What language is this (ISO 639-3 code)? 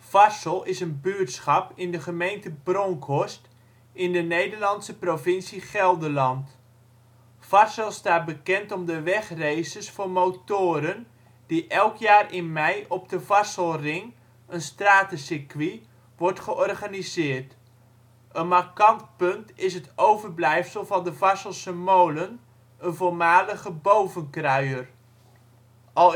nld